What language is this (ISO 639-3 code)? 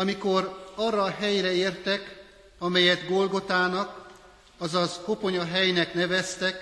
hun